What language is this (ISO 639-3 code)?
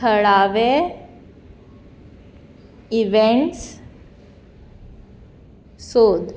kok